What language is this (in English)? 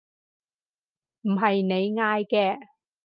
Cantonese